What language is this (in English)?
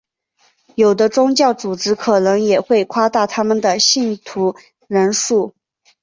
Chinese